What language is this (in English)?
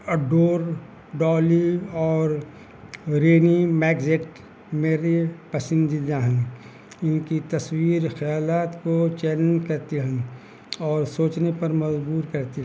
Urdu